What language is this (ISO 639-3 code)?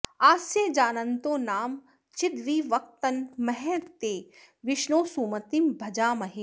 san